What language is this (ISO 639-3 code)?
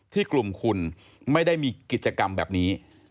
tha